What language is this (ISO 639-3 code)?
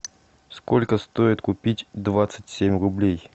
rus